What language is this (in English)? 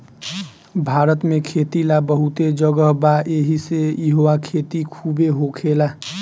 Bhojpuri